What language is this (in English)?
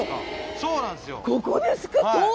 Japanese